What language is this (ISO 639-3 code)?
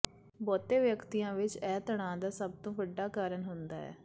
pan